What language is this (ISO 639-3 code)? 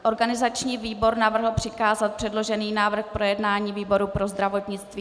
ces